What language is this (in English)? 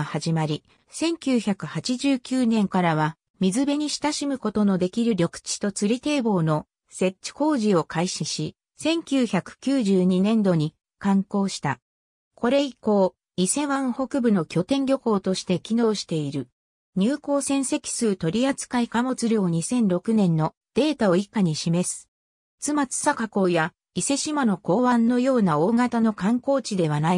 Japanese